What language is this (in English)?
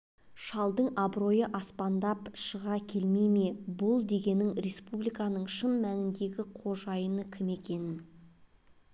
Kazakh